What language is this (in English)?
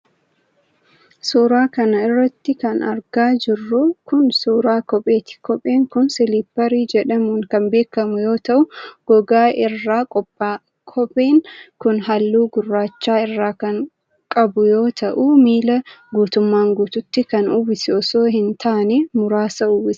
Oromo